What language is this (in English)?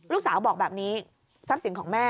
Thai